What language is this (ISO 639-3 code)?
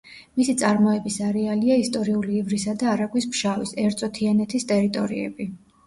kat